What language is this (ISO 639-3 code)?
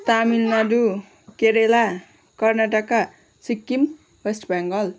nep